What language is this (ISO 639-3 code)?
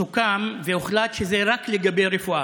heb